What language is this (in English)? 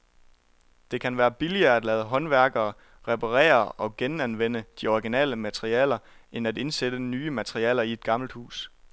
Danish